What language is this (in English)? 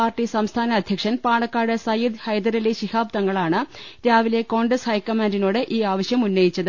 Malayalam